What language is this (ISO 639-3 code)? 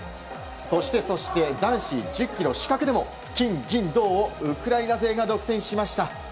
jpn